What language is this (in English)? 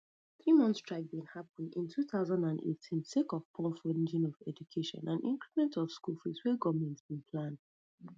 Nigerian Pidgin